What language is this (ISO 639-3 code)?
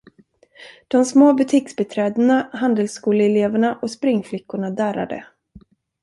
swe